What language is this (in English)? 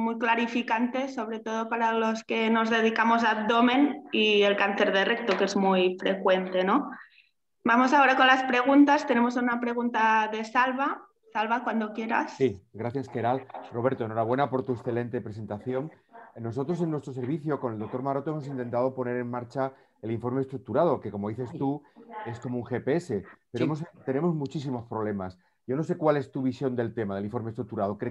Spanish